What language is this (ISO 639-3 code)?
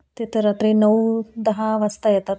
mar